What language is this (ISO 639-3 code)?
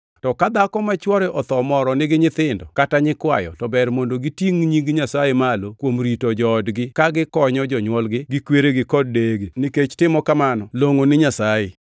luo